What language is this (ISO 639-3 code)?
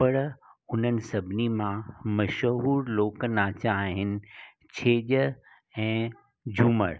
snd